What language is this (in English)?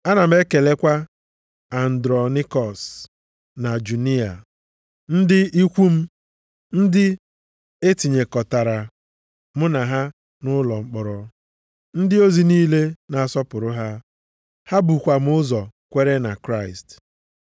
Igbo